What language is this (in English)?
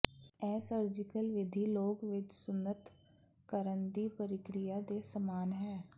Punjabi